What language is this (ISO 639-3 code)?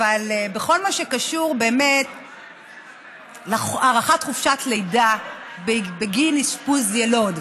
heb